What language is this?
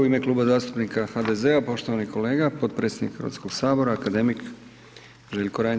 Croatian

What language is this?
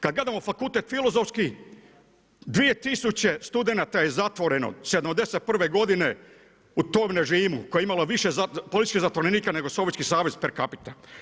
Croatian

